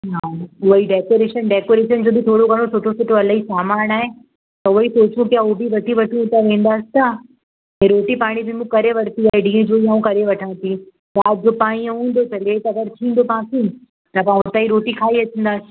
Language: Sindhi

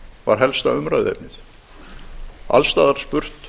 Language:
Icelandic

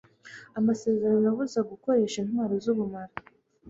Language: Kinyarwanda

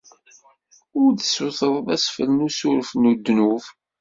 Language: Kabyle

